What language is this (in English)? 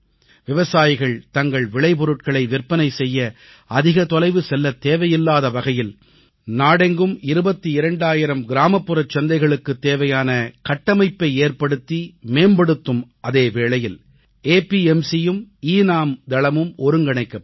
Tamil